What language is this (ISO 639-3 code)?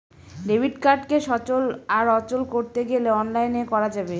ben